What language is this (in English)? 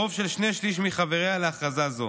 Hebrew